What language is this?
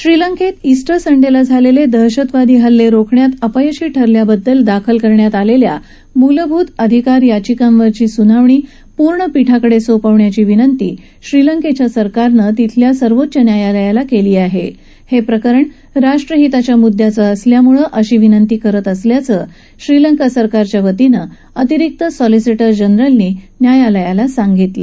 Marathi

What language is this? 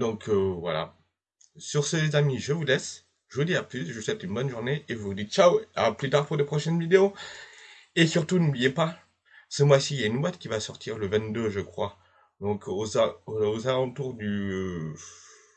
French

